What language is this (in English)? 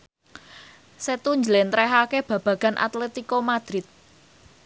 Javanese